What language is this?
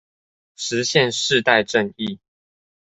Chinese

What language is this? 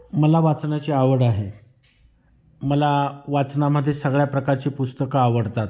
Marathi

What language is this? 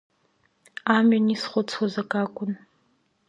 Abkhazian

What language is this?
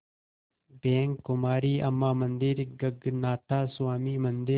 Hindi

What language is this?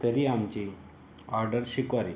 Marathi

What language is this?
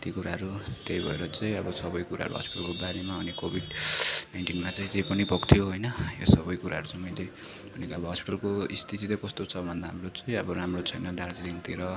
Nepali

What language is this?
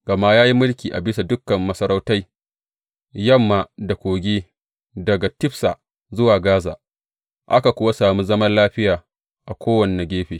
Hausa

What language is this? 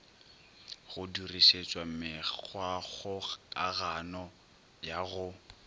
Northern Sotho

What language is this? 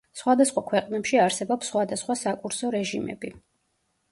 Georgian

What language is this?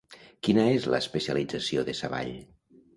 Catalan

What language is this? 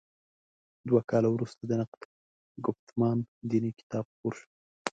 Pashto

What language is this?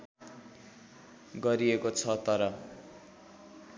Nepali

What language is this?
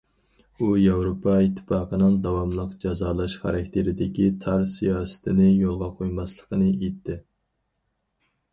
Uyghur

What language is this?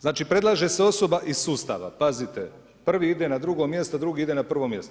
Croatian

